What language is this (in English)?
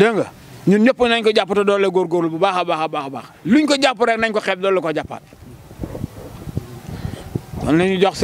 Indonesian